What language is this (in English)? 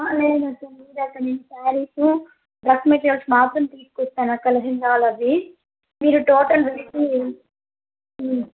Telugu